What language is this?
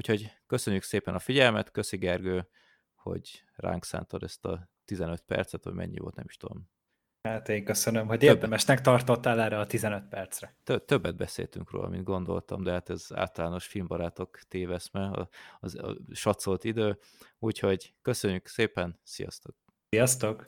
Hungarian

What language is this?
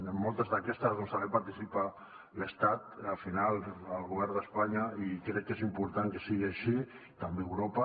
Catalan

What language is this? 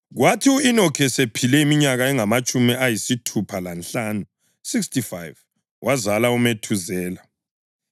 North Ndebele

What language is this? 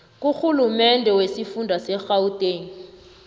South Ndebele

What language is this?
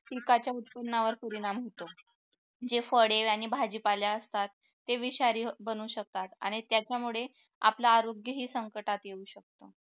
Marathi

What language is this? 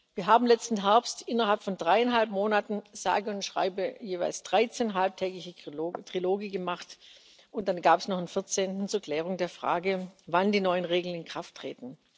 German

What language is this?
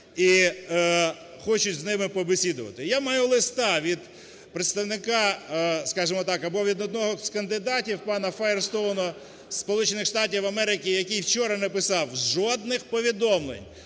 Ukrainian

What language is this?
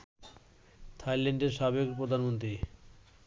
Bangla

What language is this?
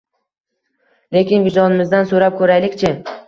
Uzbek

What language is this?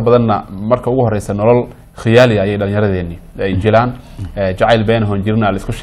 Arabic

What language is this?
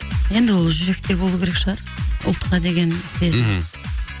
Kazakh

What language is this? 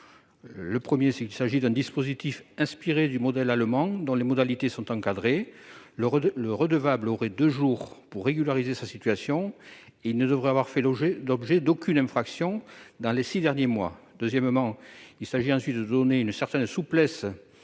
French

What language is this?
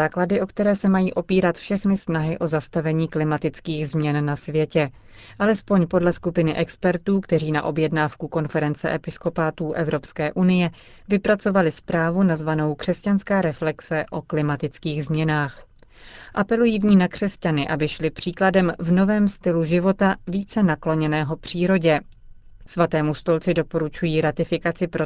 Czech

